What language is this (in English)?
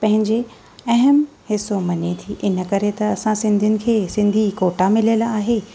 Sindhi